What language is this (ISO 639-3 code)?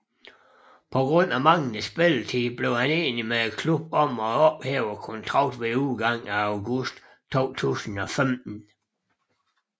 dan